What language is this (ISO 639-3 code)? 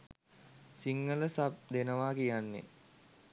sin